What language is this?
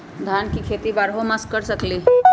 Magahi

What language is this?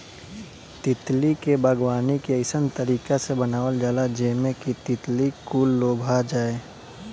Bhojpuri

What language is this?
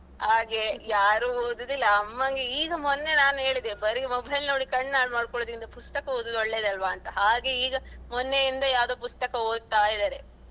Kannada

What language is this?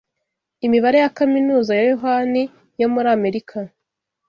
Kinyarwanda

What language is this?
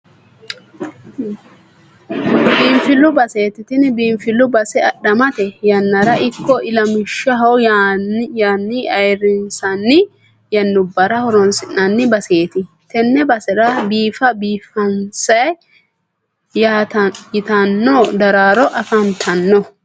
Sidamo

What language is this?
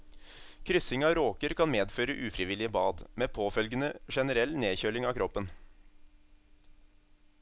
Norwegian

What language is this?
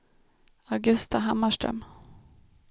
Swedish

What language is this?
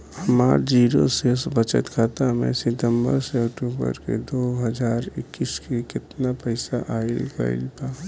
Bhojpuri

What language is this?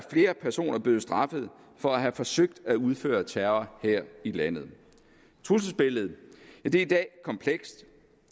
Danish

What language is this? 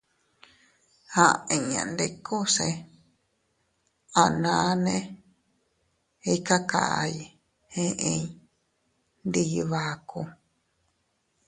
Teutila Cuicatec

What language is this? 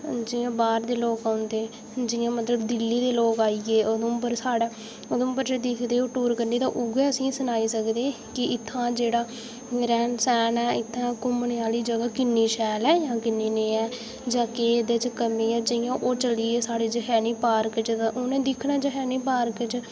Dogri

